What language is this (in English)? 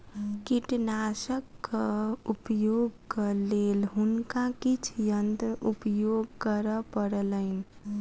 Maithili